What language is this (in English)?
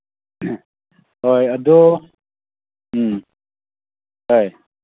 Manipuri